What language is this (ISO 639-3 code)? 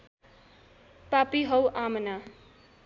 nep